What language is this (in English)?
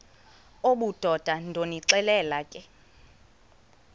Xhosa